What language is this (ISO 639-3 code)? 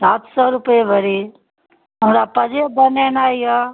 mai